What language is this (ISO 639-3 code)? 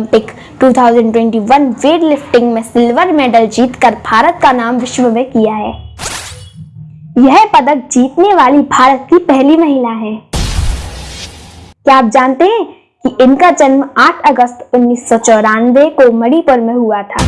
hin